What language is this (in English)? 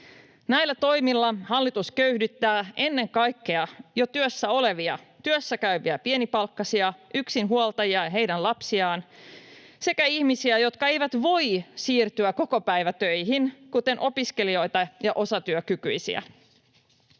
Finnish